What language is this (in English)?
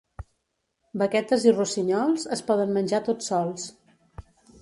Catalan